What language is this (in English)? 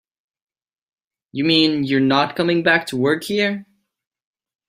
English